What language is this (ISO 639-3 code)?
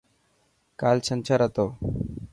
mki